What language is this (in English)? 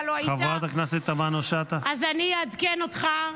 Hebrew